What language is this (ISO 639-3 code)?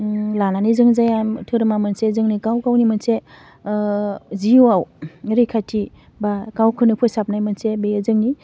brx